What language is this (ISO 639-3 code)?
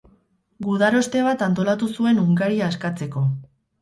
eus